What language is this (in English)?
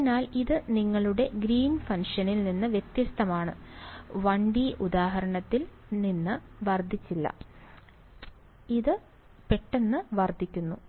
Malayalam